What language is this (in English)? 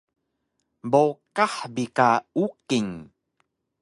Taroko